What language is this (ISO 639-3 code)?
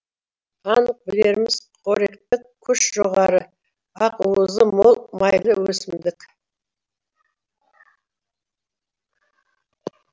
kaz